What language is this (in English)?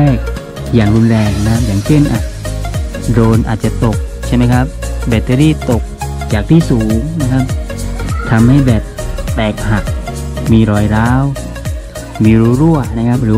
Thai